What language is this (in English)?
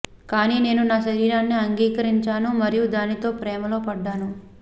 Telugu